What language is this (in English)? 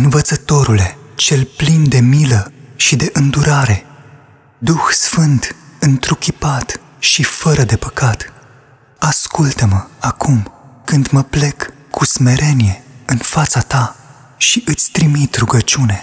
Romanian